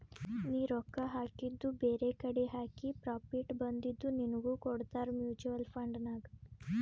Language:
Kannada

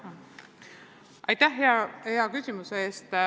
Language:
Estonian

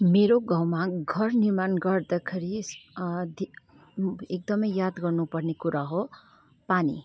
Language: Nepali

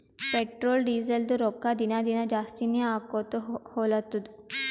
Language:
Kannada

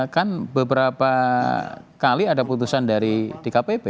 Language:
Indonesian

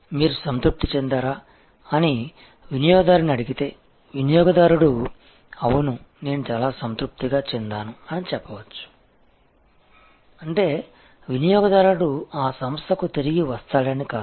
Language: Telugu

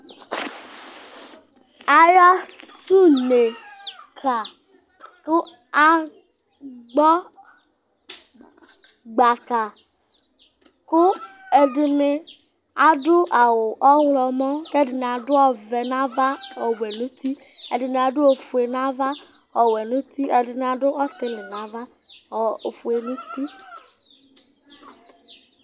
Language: Ikposo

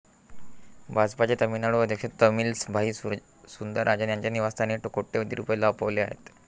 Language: Marathi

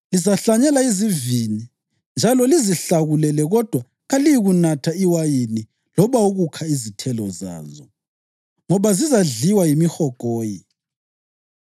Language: North Ndebele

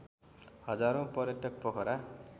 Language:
Nepali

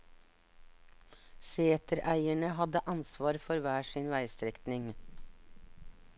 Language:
Norwegian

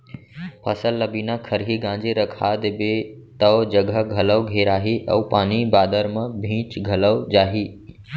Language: Chhattisgarhi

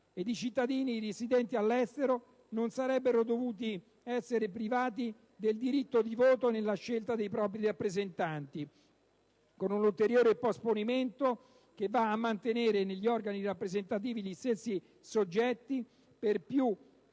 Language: Italian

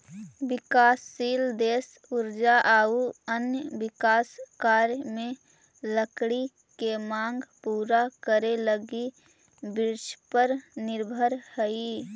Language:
Magahi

